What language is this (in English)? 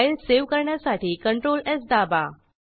Marathi